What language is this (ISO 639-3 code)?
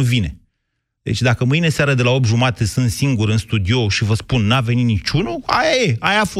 ron